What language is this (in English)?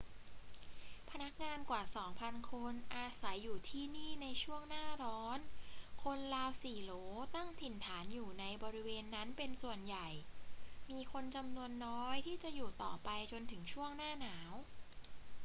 Thai